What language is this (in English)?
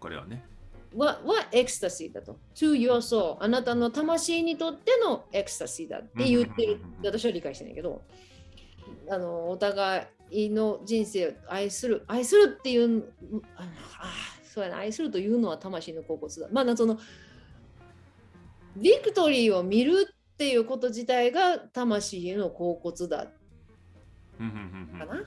Japanese